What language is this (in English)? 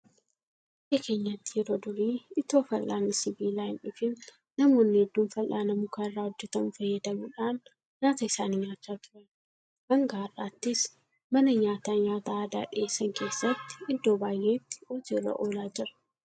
Oromo